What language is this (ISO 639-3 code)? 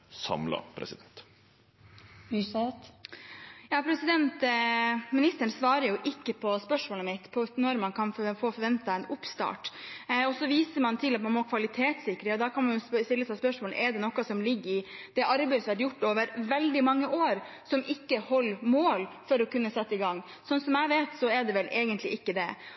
nor